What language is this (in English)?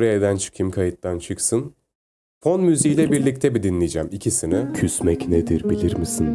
Turkish